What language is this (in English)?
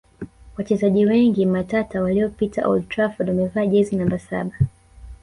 Swahili